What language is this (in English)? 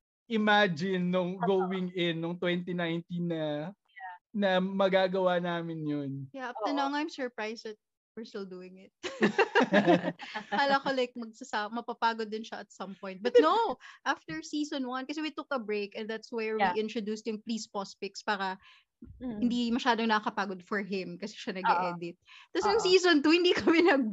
Filipino